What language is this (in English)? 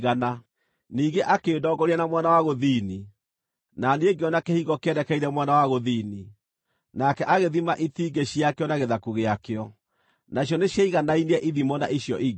Kikuyu